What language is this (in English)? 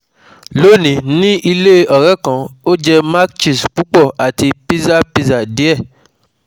Yoruba